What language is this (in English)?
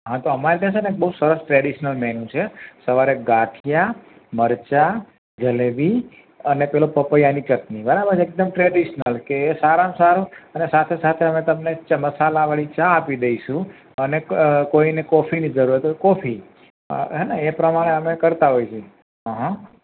Gujarati